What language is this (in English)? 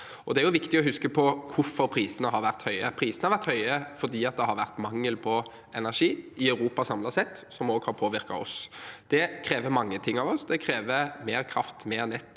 Norwegian